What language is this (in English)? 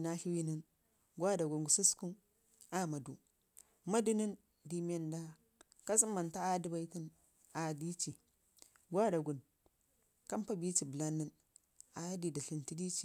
Ngizim